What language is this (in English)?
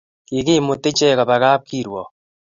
Kalenjin